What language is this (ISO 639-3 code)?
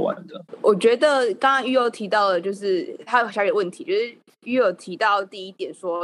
zho